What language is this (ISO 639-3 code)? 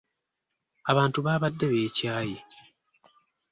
lug